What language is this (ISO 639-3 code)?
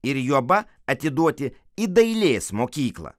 lit